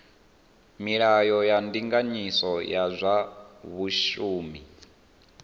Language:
Venda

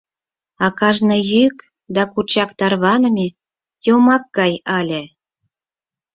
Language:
Mari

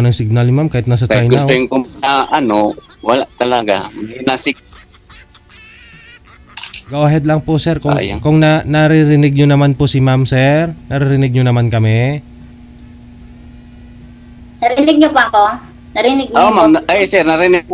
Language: Filipino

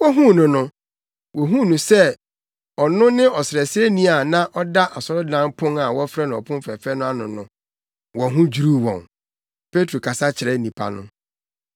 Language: Akan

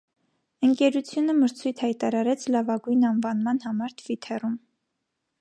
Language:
Armenian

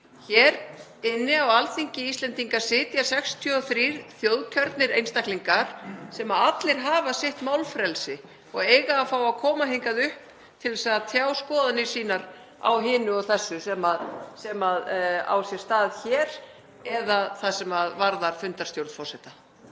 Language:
Icelandic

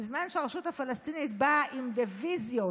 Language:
Hebrew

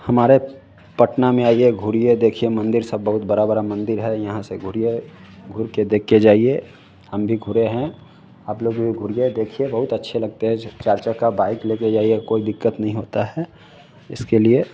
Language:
Hindi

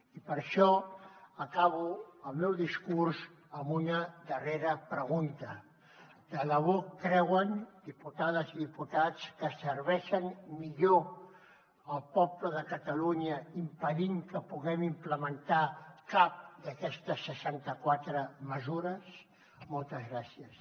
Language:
Catalan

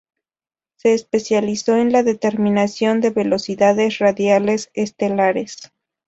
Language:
Spanish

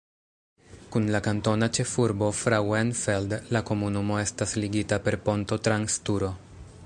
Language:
Esperanto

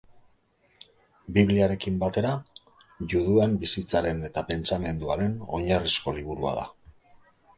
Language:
Basque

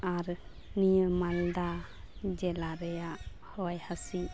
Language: Santali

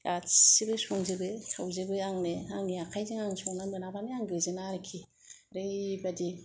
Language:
Bodo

